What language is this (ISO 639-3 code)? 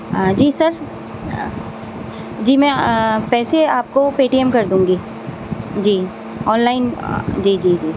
urd